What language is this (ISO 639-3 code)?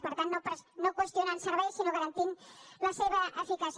cat